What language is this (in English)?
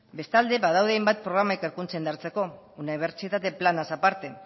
Basque